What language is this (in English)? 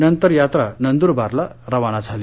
Marathi